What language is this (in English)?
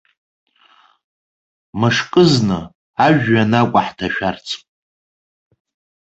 Abkhazian